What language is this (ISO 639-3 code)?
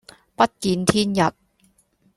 yue